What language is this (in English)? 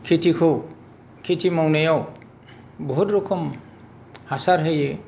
Bodo